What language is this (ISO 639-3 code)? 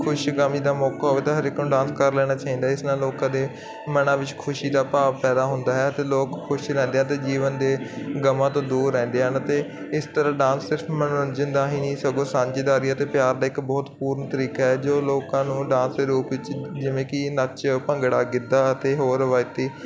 pan